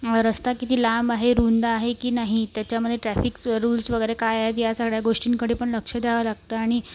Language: Marathi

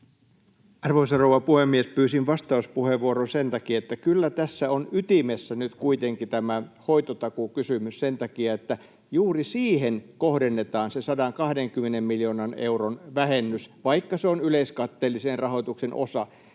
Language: Finnish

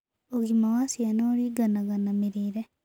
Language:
Kikuyu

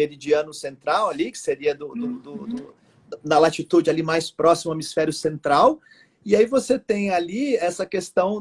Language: Portuguese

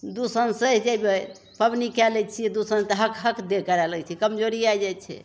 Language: Maithili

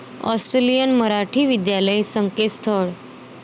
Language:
Marathi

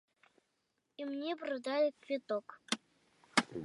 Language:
Belarusian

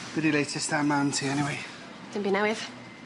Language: Welsh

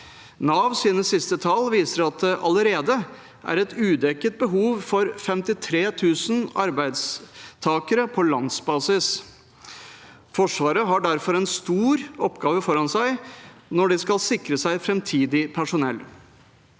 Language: Norwegian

